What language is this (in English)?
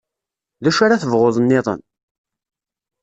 Kabyle